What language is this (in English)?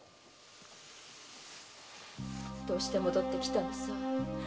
Japanese